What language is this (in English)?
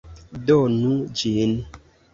Esperanto